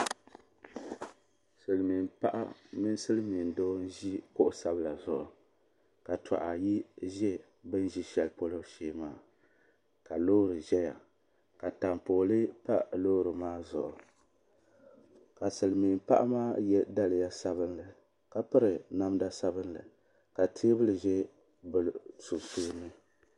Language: Dagbani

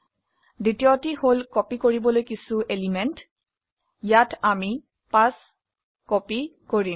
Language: Assamese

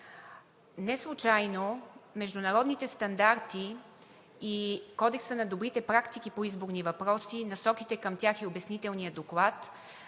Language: Bulgarian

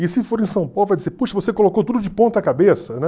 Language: Portuguese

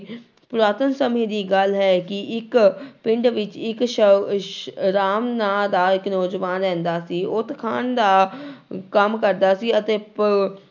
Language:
Punjabi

